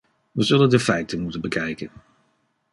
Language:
Dutch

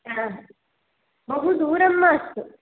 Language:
Sanskrit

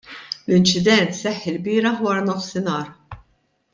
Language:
Maltese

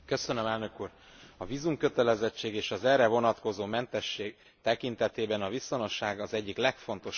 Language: Hungarian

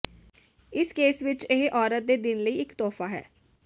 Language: Punjabi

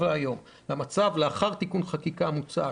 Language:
Hebrew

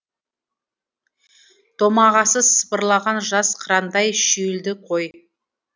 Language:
Kazakh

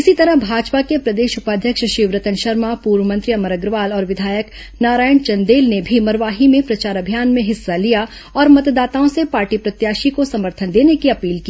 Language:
Hindi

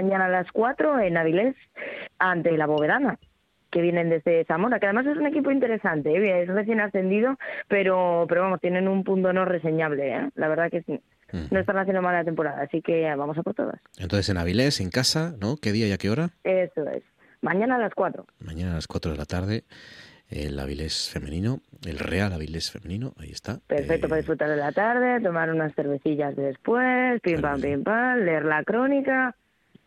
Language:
Spanish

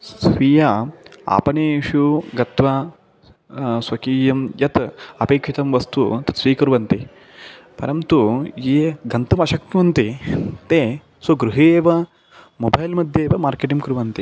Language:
Sanskrit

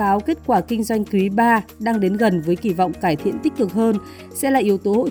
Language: Vietnamese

